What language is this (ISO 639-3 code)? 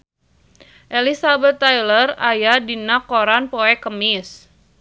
sun